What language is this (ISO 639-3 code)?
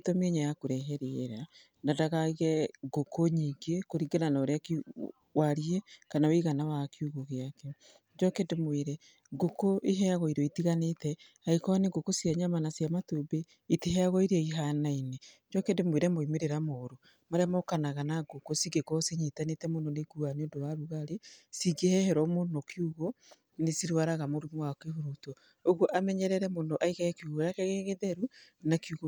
kik